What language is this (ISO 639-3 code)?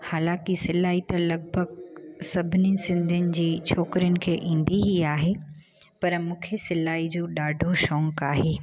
snd